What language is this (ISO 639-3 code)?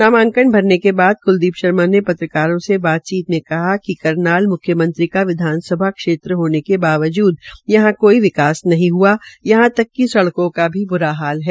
hin